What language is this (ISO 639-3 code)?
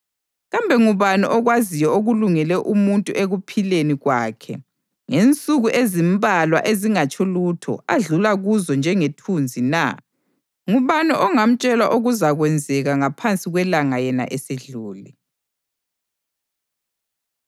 nde